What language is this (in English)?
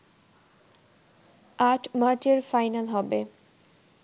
Bangla